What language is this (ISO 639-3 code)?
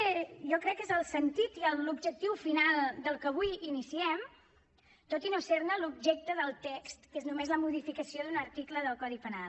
cat